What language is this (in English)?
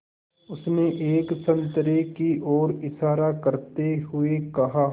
Hindi